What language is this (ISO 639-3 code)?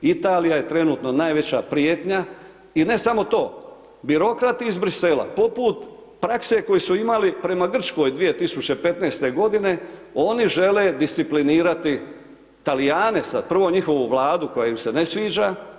hrv